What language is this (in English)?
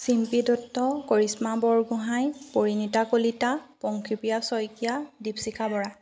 Assamese